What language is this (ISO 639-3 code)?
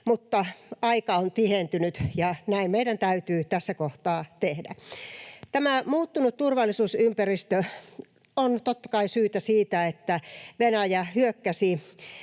fin